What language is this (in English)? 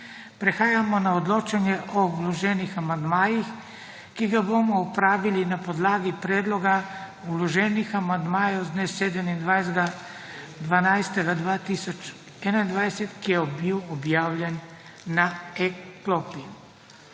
Slovenian